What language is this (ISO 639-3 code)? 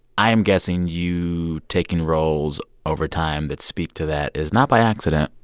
eng